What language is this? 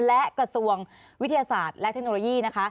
Thai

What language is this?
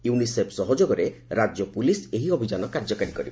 Odia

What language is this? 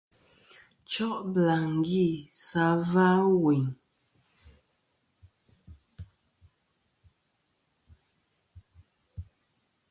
Kom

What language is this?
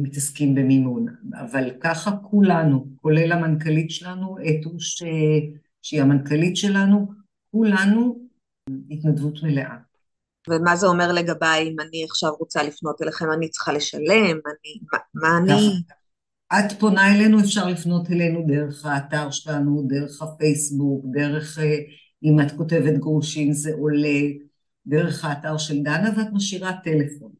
Hebrew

